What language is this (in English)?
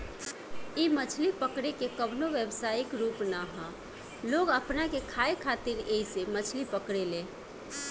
Bhojpuri